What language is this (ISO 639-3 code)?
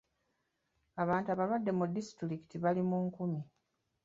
lug